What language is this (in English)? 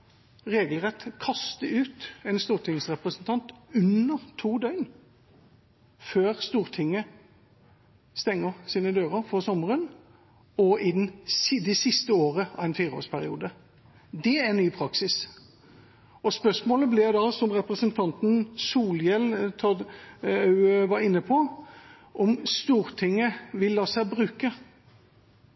Norwegian Bokmål